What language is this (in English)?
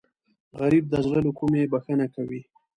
Pashto